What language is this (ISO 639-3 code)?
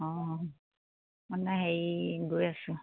asm